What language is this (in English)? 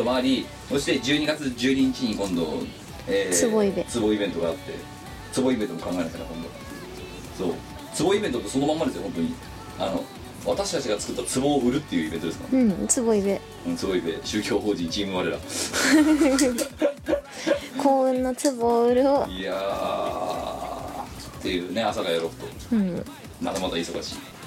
Japanese